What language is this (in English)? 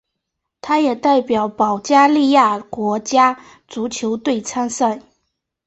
Chinese